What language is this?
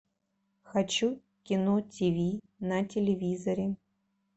Russian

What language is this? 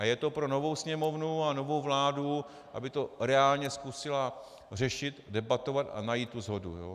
Czech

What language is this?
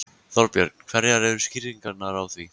Icelandic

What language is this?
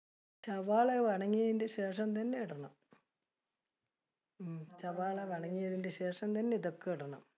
Malayalam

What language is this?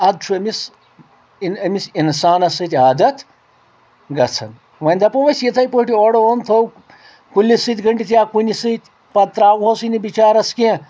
Kashmiri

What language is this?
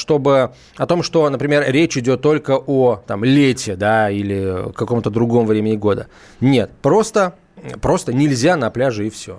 Russian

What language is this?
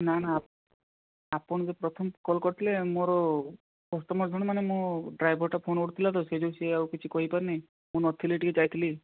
Odia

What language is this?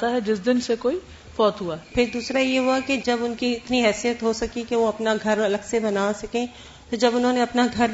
Urdu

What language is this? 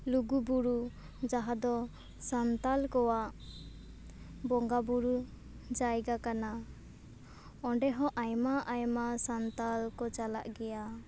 Santali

